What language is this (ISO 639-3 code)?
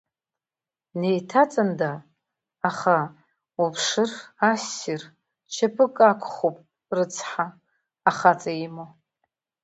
abk